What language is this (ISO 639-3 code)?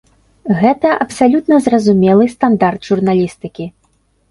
bel